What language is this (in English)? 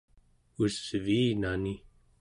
Central Yupik